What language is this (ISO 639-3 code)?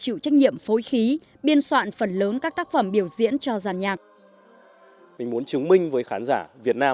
vie